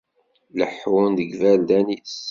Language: Kabyle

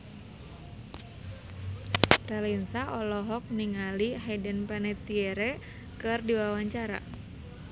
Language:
Sundanese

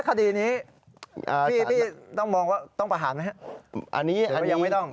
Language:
Thai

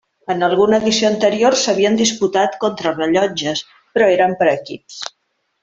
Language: Catalan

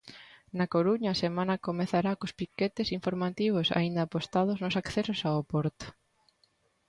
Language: Galician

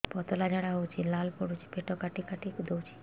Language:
Odia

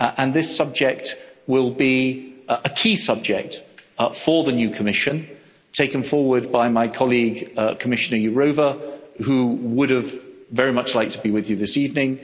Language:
English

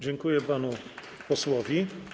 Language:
Polish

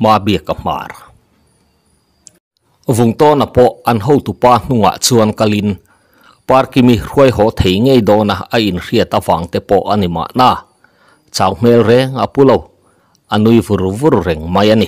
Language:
Thai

